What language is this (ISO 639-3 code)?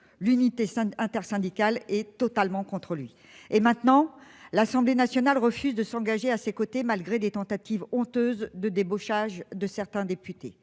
fra